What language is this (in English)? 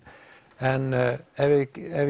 Icelandic